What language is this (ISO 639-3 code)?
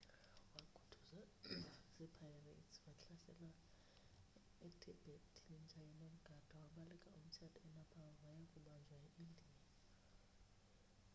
xho